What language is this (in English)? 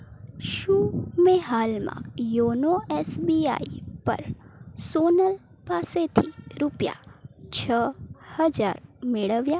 Gujarati